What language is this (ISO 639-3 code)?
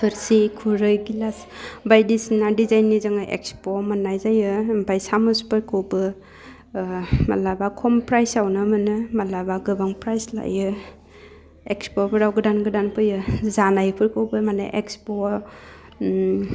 brx